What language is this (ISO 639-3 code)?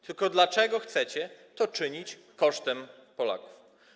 pol